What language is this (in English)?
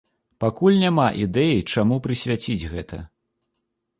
Belarusian